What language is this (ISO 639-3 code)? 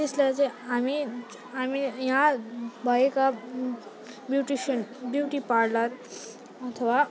nep